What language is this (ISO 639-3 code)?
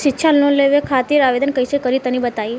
bho